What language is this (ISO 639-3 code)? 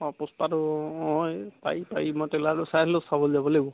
asm